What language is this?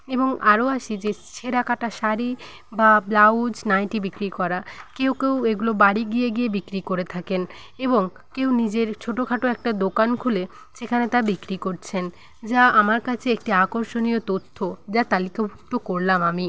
Bangla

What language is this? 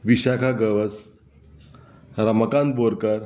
Konkani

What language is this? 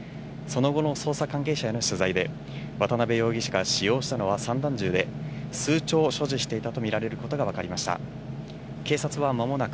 Japanese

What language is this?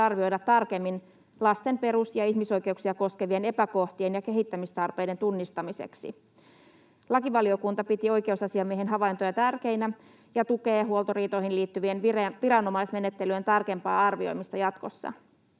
Finnish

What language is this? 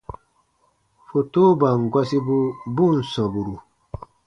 Baatonum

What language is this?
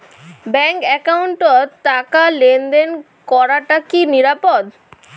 Bangla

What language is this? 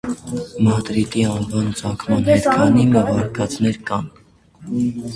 Armenian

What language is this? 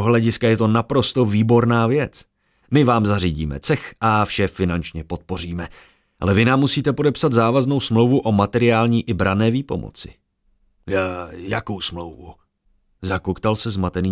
Czech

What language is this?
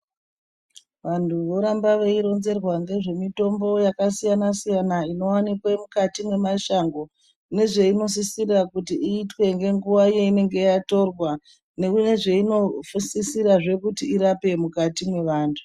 Ndau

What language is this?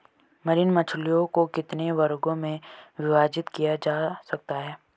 Hindi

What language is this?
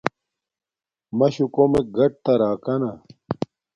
Domaaki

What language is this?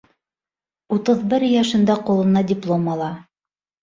Bashkir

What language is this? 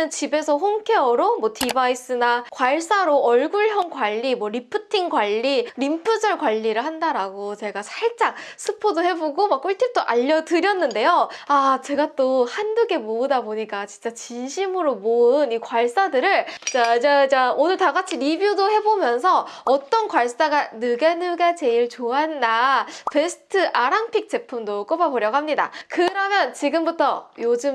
Korean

